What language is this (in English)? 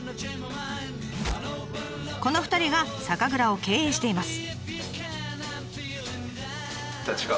Japanese